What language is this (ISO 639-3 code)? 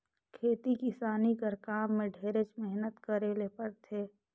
hne